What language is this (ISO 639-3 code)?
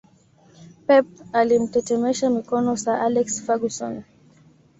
swa